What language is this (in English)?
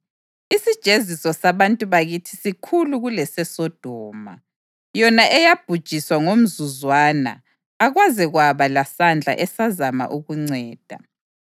North Ndebele